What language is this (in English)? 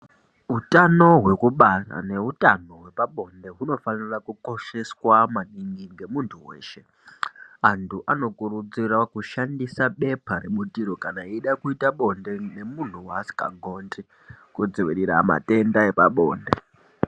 Ndau